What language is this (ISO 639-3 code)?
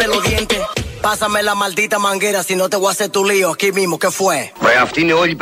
ell